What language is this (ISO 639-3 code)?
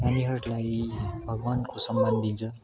nep